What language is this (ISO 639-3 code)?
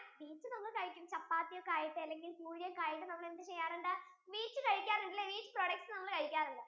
mal